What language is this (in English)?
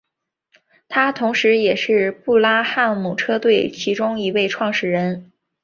Chinese